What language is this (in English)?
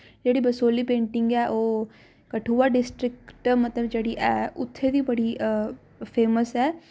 Dogri